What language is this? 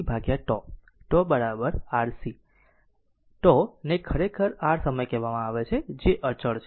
Gujarati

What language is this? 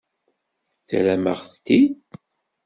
Kabyle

